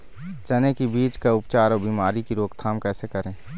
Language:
Chhattisgarhi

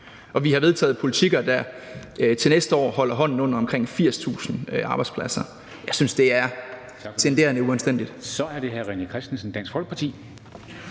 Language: Danish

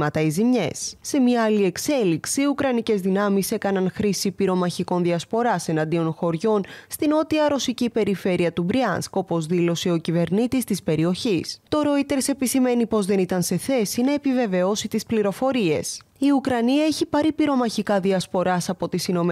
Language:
Greek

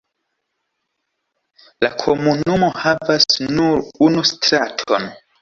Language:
Esperanto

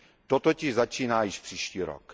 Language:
Czech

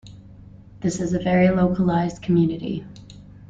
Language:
English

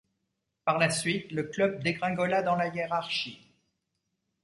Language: French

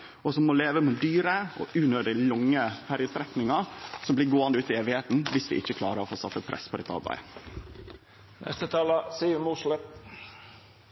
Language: Norwegian Nynorsk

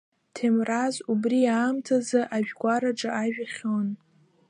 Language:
Abkhazian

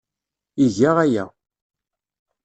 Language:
Kabyle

